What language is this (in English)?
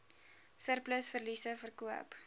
Afrikaans